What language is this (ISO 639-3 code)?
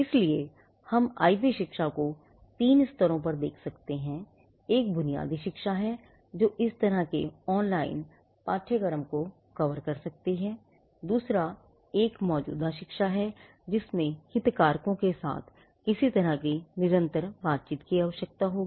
hin